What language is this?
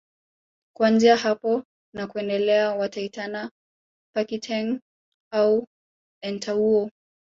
Swahili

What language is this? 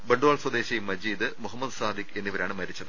Malayalam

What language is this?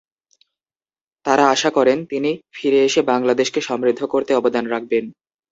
Bangla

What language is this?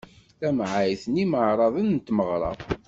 Kabyle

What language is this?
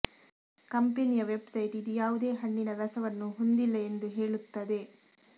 Kannada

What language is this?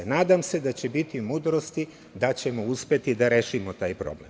Serbian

